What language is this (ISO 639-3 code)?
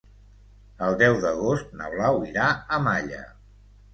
cat